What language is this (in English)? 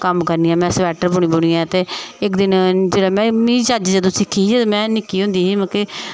Dogri